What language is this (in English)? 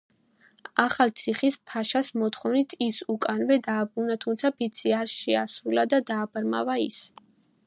Georgian